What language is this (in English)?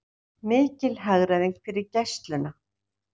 Icelandic